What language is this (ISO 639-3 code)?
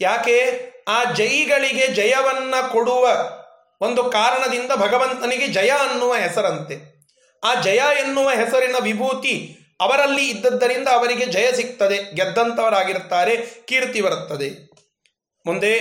kan